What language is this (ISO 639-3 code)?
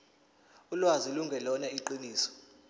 zul